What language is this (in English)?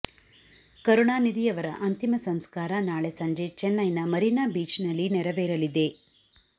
Kannada